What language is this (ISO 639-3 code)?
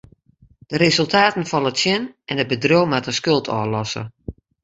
fry